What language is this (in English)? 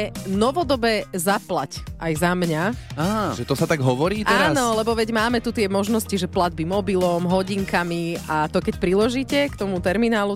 Slovak